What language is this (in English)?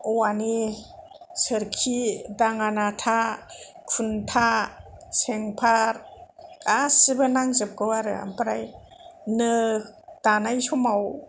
Bodo